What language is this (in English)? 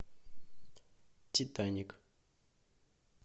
Russian